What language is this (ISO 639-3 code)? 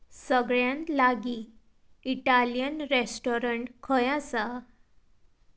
kok